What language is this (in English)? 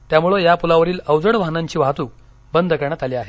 Marathi